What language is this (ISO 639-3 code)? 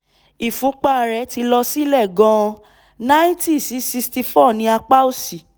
yor